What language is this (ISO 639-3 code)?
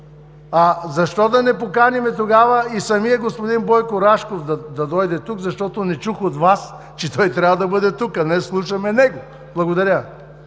bul